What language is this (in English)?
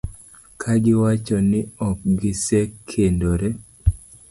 Luo (Kenya and Tanzania)